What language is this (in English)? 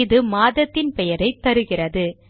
Tamil